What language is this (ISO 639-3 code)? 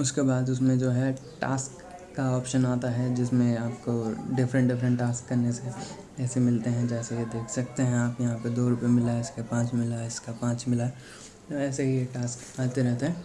hin